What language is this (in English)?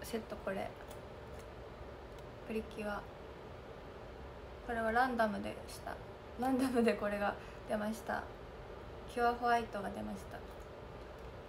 Japanese